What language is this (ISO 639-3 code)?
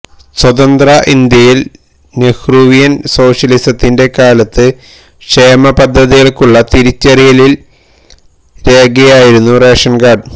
mal